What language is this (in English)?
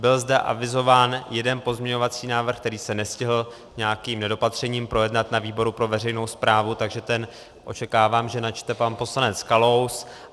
Czech